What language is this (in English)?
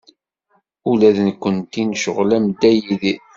Kabyle